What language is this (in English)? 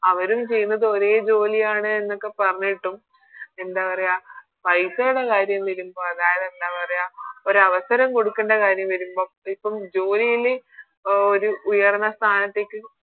Malayalam